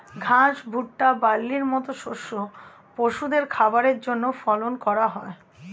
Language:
Bangla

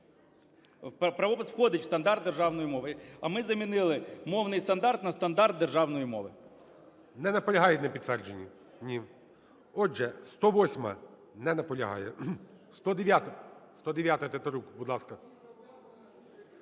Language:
Ukrainian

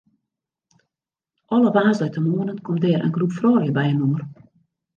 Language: Western Frisian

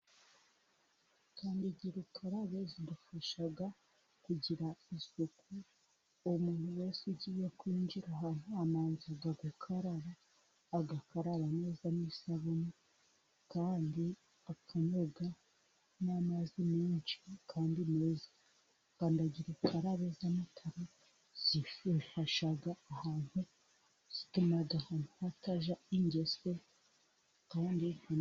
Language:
Kinyarwanda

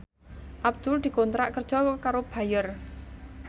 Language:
Javanese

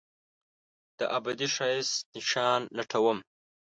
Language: Pashto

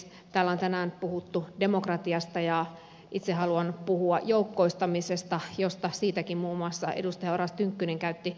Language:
Finnish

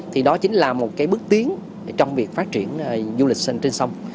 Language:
Vietnamese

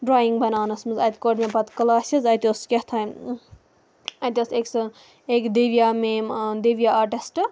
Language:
Kashmiri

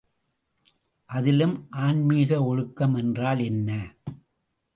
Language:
Tamil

